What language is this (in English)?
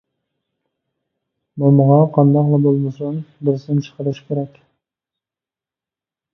Uyghur